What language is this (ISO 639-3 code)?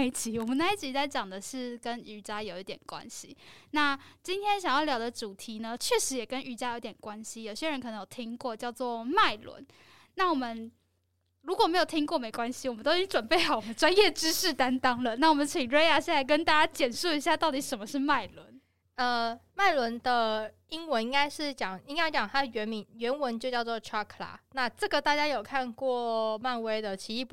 zho